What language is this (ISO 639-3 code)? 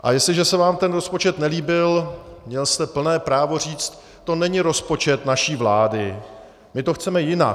ces